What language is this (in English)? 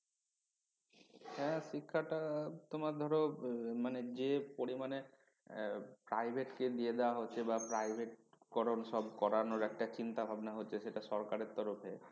Bangla